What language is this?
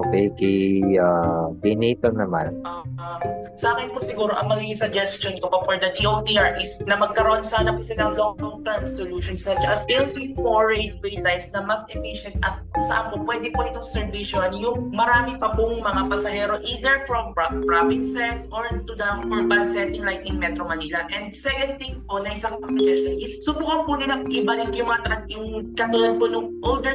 Filipino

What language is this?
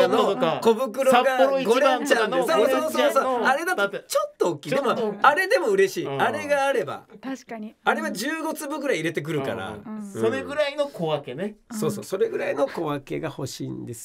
Japanese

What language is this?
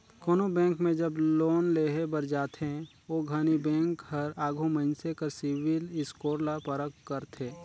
Chhattisgarhi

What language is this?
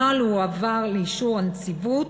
Hebrew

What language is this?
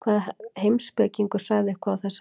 Icelandic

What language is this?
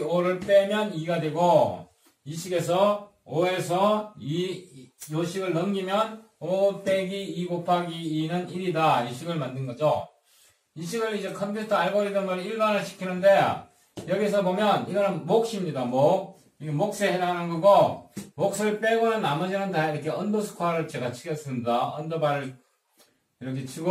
Korean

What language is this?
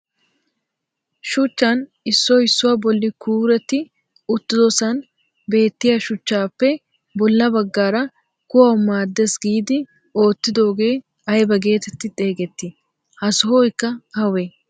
Wolaytta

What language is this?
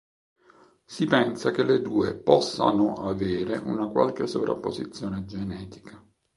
Italian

